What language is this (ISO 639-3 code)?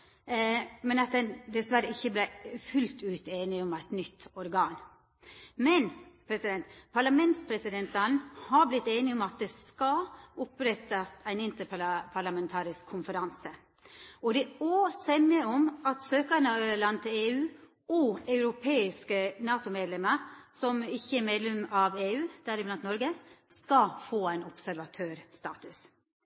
nno